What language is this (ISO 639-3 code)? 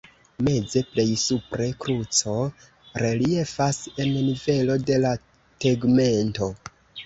epo